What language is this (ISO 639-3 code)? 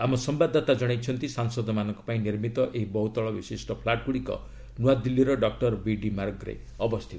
ori